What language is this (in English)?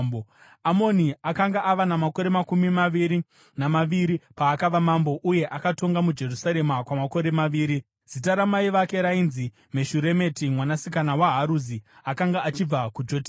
Shona